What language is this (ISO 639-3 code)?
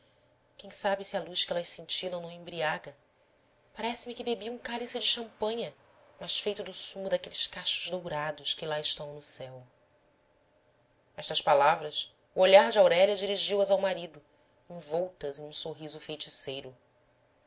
por